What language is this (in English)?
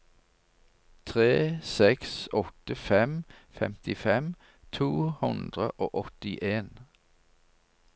Norwegian